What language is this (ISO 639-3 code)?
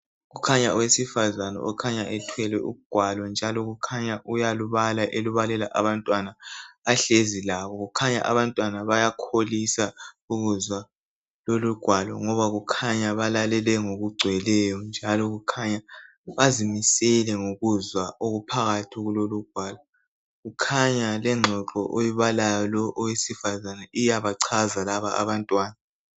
nde